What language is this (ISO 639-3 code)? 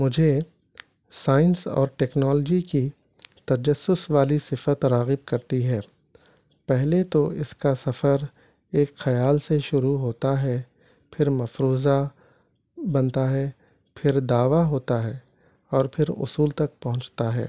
urd